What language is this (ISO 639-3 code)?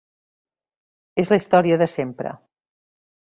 cat